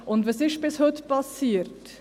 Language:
Swiss German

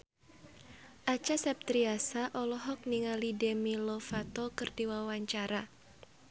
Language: Sundanese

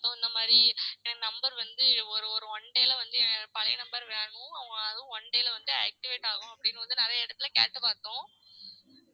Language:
Tamil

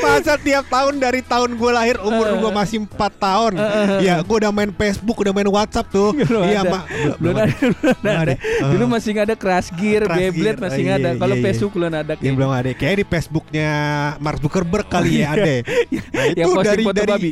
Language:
Indonesian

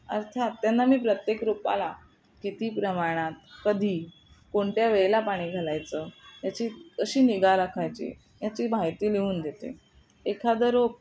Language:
Marathi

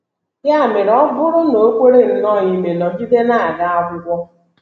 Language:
Igbo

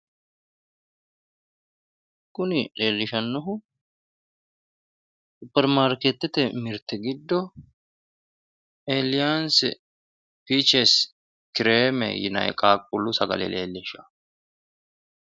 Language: Sidamo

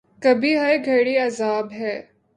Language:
Urdu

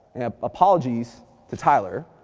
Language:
English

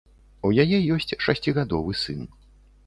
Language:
Belarusian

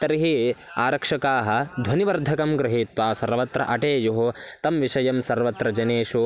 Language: Sanskrit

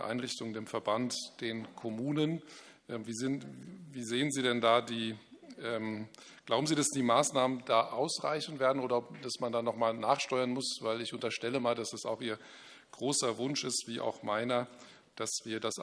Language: German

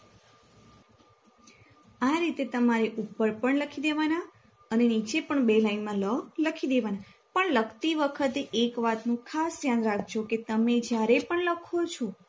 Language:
Gujarati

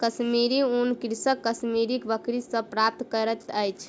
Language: Maithili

